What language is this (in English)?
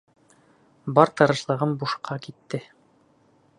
Bashkir